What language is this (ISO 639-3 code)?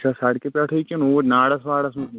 kas